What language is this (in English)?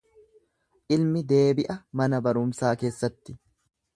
Oromo